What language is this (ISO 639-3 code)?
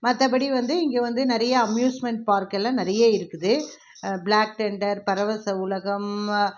tam